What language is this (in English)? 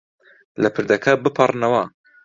Central Kurdish